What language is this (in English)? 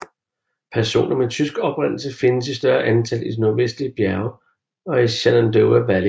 Danish